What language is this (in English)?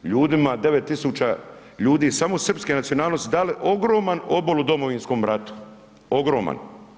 Croatian